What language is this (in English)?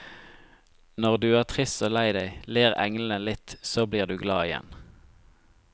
Norwegian